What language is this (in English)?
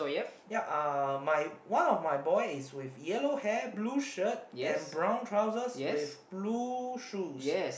English